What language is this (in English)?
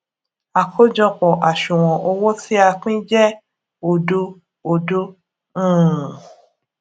Yoruba